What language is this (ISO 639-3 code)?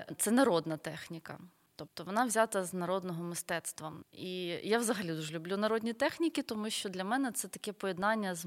ukr